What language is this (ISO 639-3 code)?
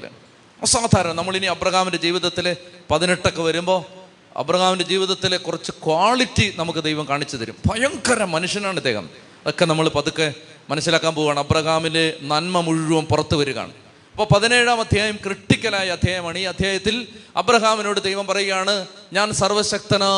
mal